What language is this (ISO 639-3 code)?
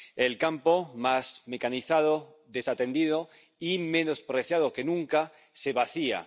spa